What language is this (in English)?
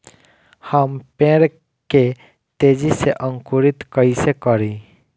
Bhojpuri